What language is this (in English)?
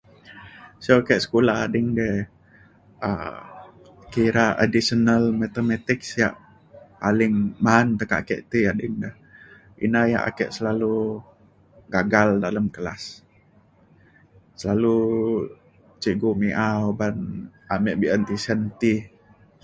Mainstream Kenyah